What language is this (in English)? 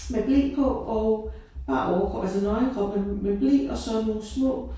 Danish